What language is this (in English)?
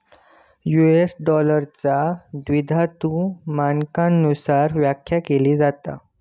Marathi